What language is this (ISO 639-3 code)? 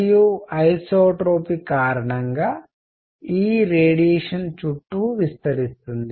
tel